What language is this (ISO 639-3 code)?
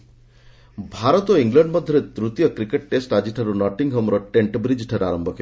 ori